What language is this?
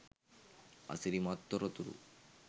Sinhala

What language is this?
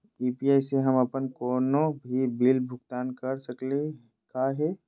Magahi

